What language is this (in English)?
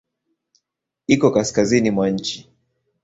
Swahili